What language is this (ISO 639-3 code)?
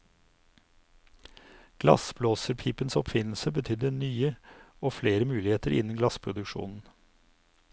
nor